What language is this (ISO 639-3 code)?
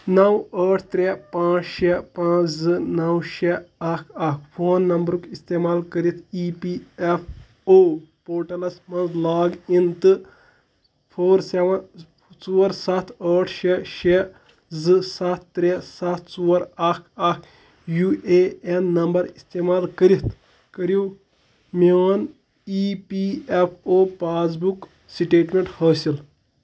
kas